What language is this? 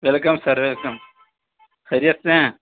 Urdu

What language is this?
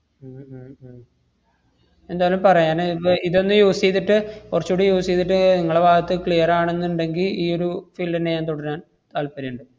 Malayalam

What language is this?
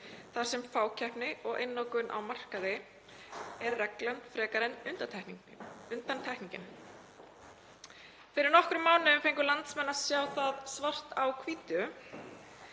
Icelandic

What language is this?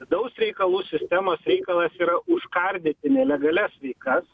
Lithuanian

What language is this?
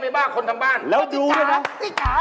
Thai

